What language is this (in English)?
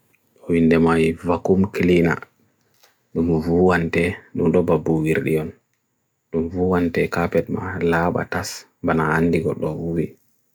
Bagirmi Fulfulde